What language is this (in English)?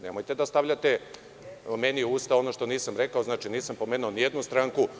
Serbian